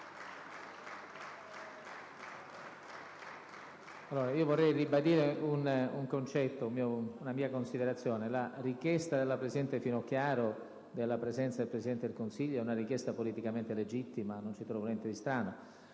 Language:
Italian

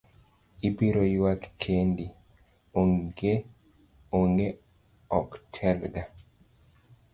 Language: Luo (Kenya and Tanzania)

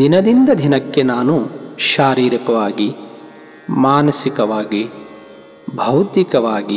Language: Kannada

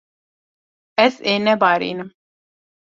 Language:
Kurdish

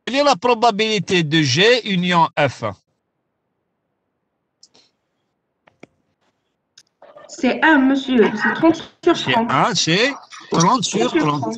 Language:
French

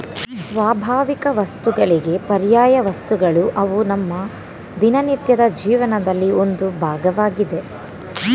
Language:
Kannada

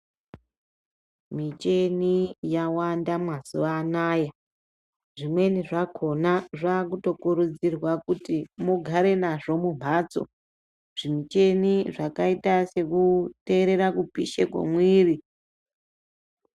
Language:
Ndau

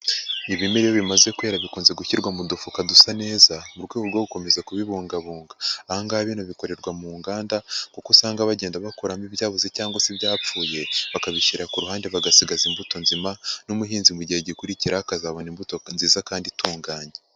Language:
Kinyarwanda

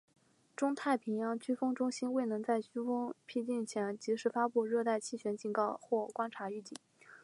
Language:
Chinese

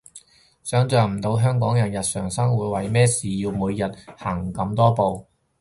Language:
Cantonese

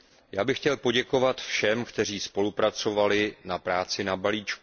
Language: Czech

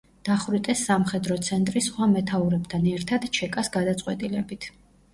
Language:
Georgian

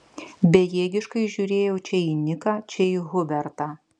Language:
Lithuanian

